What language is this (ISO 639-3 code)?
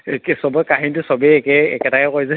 asm